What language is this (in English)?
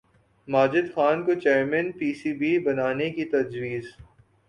Urdu